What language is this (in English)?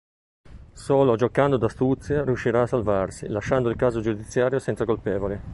Italian